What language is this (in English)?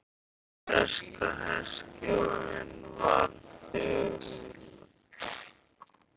Icelandic